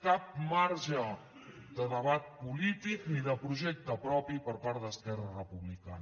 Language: Catalan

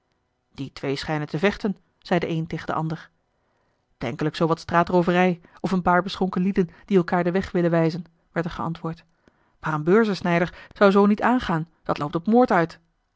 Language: Dutch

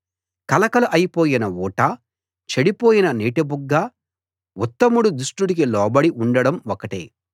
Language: Telugu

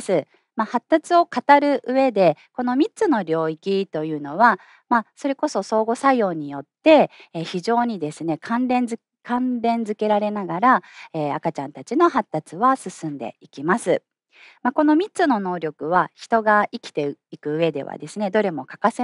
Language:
Japanese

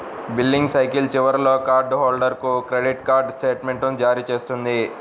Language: Telugu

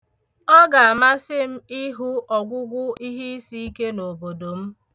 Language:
Igbo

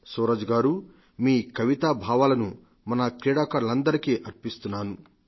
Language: Telugu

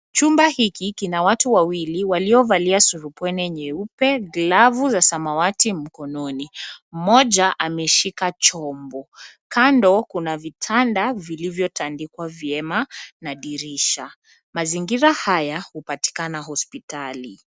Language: Swahili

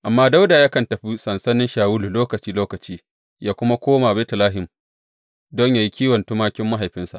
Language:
Hausa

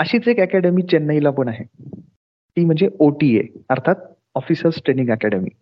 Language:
Marathi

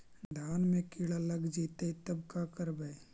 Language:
Magahi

